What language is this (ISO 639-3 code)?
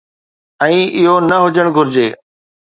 snd